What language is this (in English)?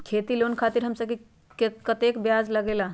Magahi